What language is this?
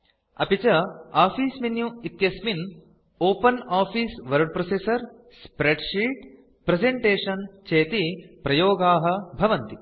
Sanskrit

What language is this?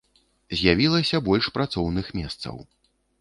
Belarusian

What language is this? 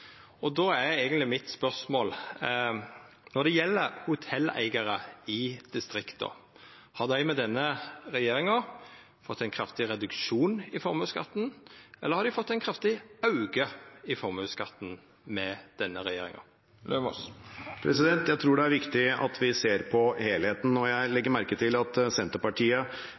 Norwegian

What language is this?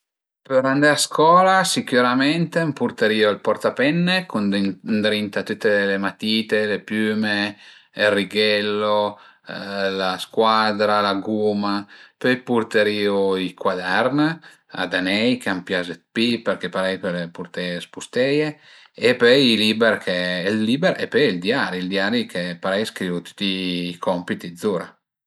Piedmontese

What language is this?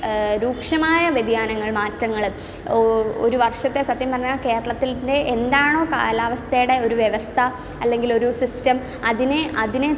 Malayalam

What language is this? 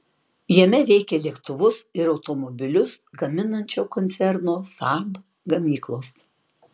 Lithuanian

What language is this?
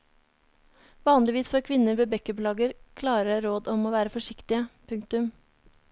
Norwegian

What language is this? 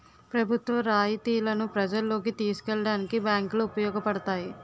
Telugu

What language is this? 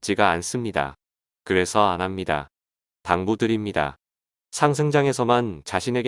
Korean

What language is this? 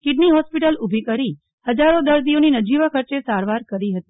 Gujarati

